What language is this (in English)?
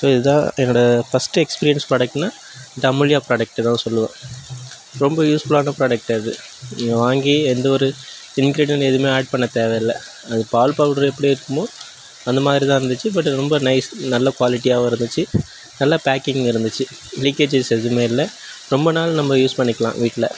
Tamil